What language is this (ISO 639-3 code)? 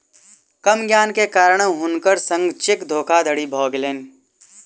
mai